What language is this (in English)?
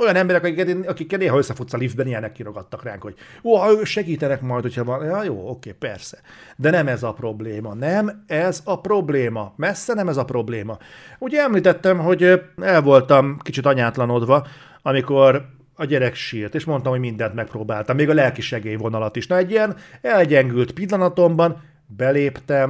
Hungarian